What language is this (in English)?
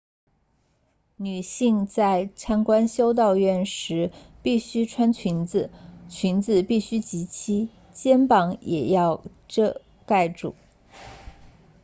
Chinese